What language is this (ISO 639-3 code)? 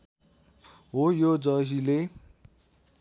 nep